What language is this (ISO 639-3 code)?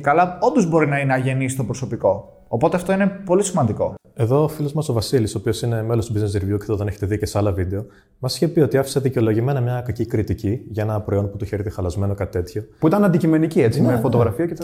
ell